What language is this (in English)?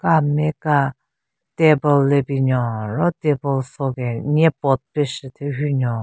Southern Rengma Naga